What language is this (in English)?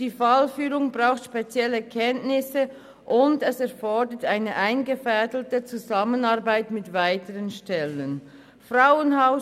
Swiss German